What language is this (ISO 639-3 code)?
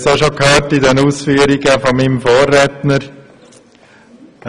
gsw